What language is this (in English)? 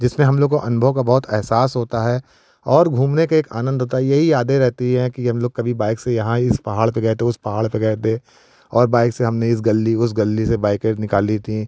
Hindi